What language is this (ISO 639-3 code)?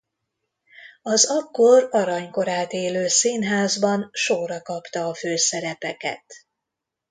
hun